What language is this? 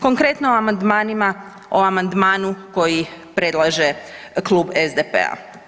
Croatian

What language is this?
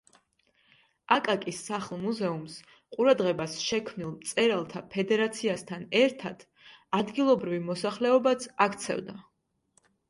Georgian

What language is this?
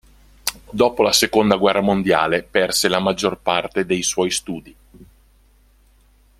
Italian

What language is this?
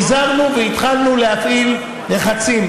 Hebrew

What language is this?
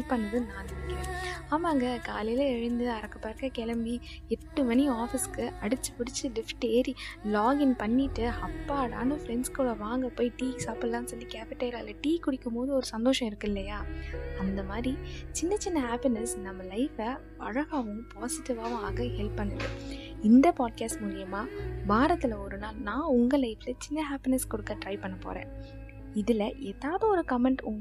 Tamil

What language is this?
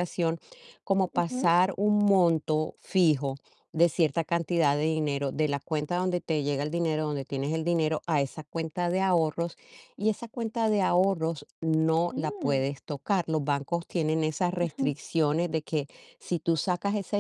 Spanish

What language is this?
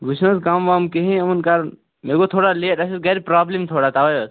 Kashmiri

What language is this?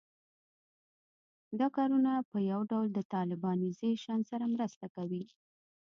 Pashto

